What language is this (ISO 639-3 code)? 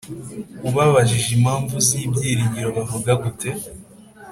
kin